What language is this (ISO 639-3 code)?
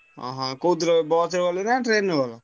ori